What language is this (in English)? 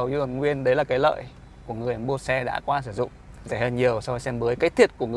Vietnamese